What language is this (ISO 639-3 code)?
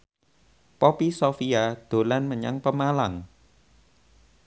jav